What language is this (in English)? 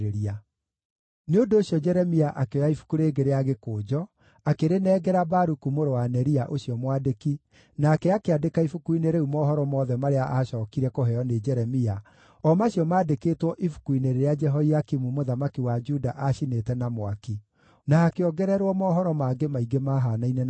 Kikuyu